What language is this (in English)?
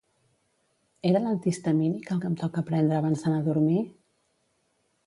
Catalan